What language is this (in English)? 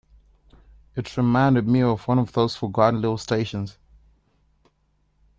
English